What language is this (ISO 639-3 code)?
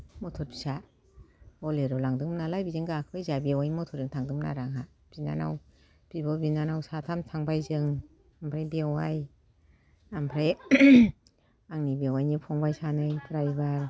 brx